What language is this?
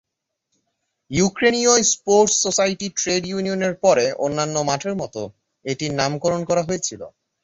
Bangla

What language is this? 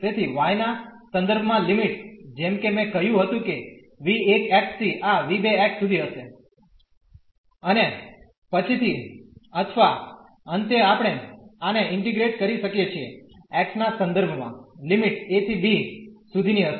Gujarati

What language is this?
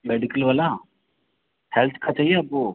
Hindi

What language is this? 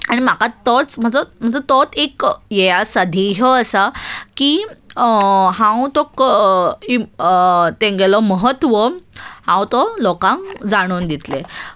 Konkani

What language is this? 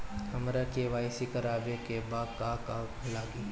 Bhojpuri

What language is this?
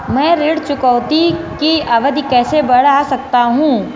Hindi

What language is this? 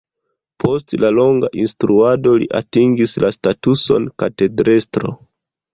Esperanto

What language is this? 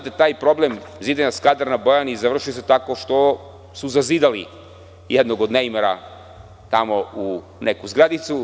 Serbian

